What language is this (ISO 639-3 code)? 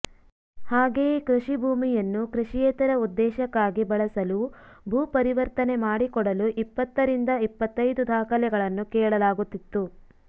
kan